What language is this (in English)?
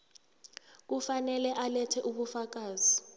South Ndebele